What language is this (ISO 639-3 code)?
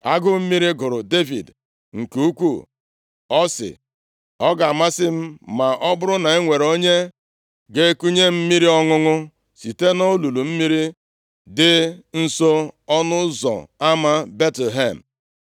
ibo